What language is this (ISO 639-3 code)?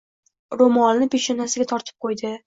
uzb